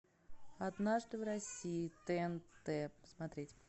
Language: Russian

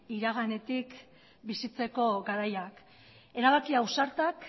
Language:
Basque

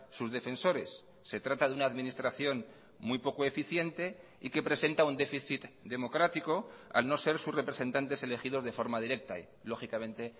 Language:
Spanish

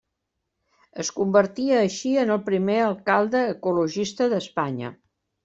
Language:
Catalan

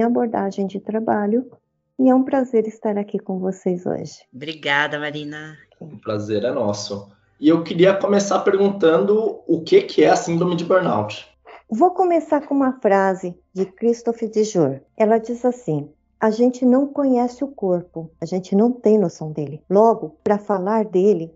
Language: Portuguese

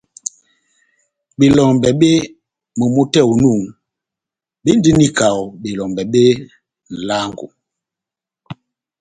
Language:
Batanga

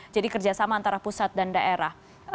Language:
Indonesian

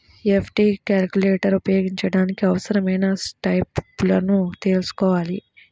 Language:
Telugu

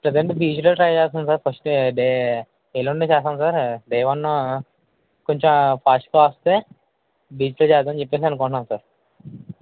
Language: Telugu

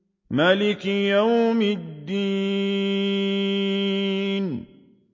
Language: Arabic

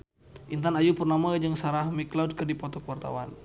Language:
Sundanese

